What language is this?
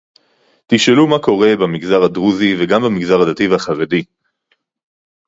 Hebrew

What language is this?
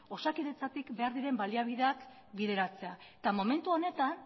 Basque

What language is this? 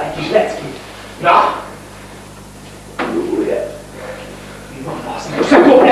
Hungarian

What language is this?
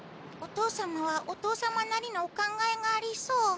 Japanese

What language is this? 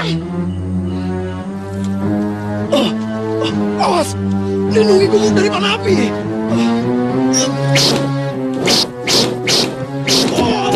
Indonesian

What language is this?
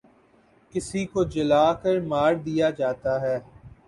Urdu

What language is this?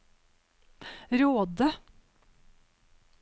Norwegian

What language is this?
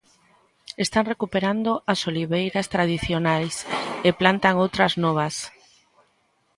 Galician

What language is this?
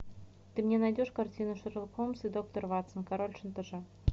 Russian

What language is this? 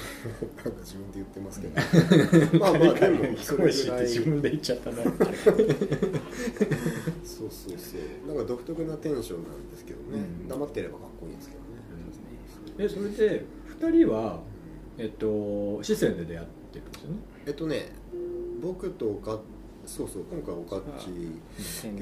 Japanese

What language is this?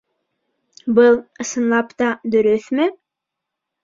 Bashkir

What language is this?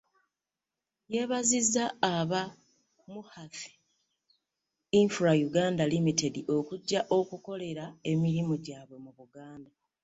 Ganda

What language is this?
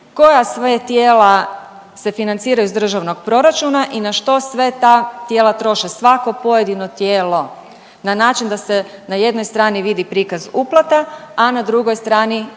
Croatian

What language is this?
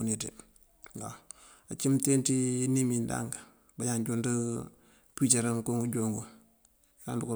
Mandjak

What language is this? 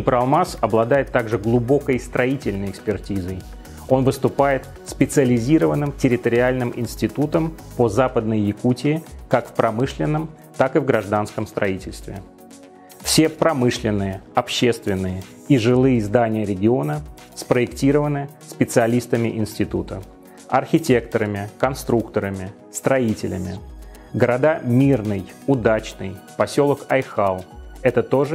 Russian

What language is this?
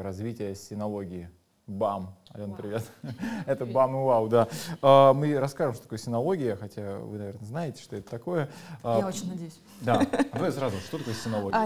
Russian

